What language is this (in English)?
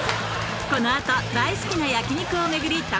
Japanese